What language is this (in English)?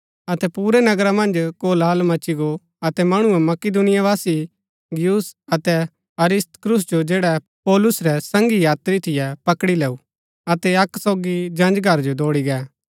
Gaddi